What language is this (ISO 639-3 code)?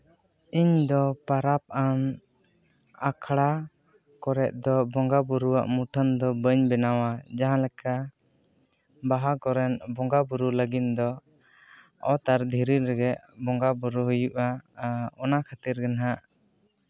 sat